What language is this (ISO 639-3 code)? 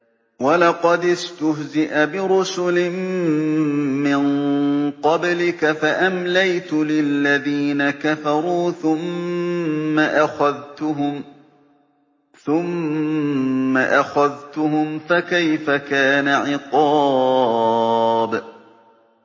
ara